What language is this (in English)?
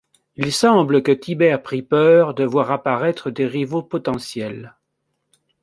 French